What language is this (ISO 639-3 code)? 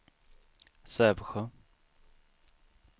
swe